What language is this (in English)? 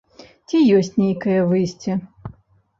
Belarusian